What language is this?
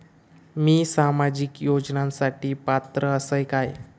Marathi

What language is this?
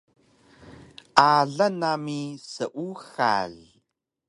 Taroko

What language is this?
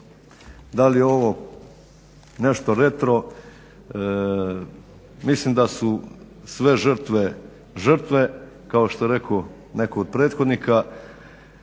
Croatian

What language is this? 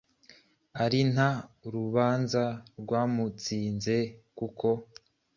Kinyarwanda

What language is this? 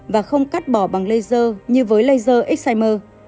Vietnamese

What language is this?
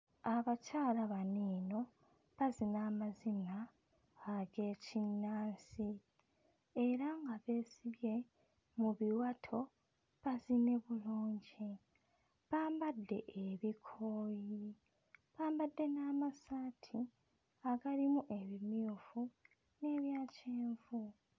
Ganda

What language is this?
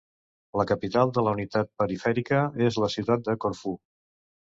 Catalan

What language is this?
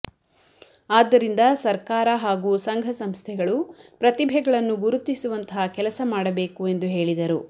Kannada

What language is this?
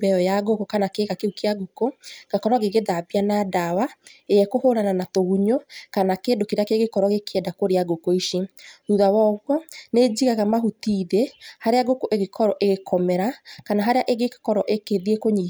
Kikuyu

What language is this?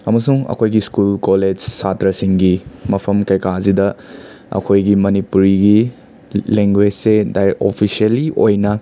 Manipuri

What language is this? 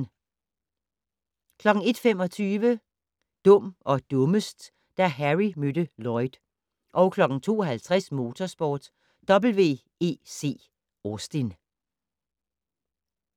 Danish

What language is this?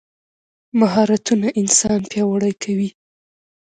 Pashto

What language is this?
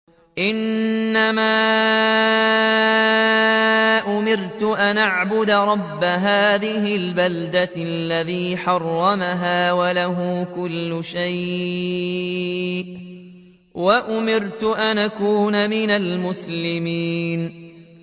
Arabic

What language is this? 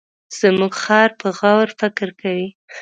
Pashto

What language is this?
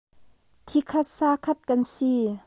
Hakha Chin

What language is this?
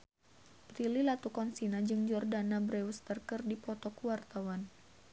Sundanese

